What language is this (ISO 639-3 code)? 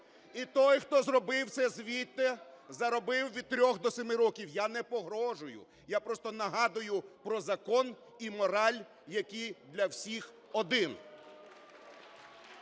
ukr